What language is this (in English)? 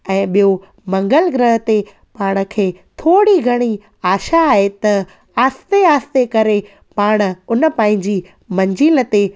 Sindhi